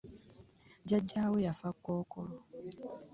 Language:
Ganda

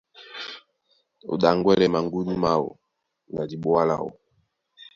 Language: Duala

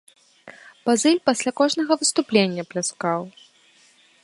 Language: Belarusian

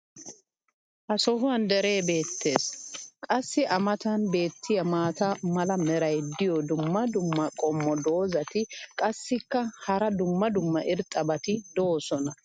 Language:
Wolaytta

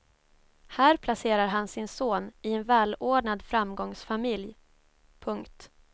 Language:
Swedish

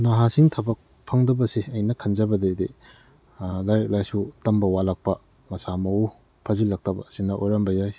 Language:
Manipuri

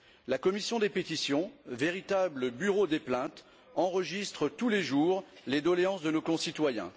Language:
French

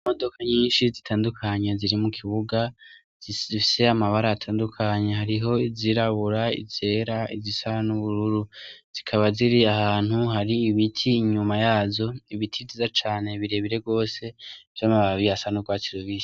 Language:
Rundi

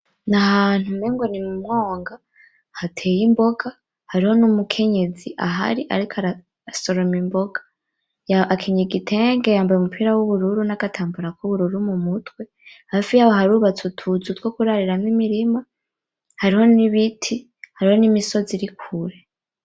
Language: Rundi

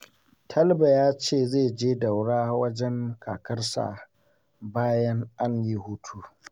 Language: Hausa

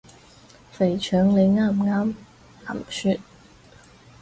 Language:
Cantonese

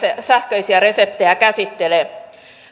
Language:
Finnish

